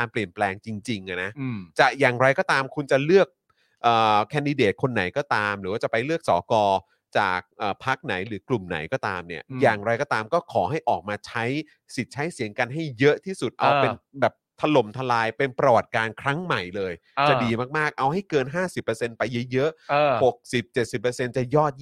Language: Thai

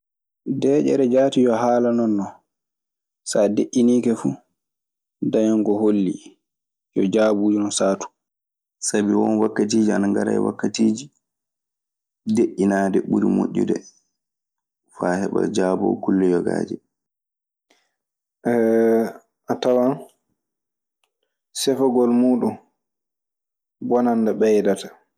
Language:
Maasina Fulfulde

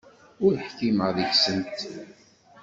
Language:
Kabyle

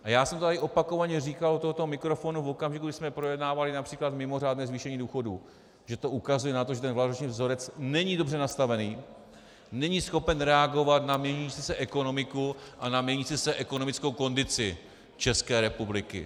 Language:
Czech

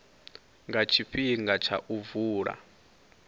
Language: Venda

